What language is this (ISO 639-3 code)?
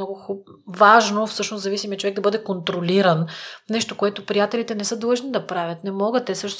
bul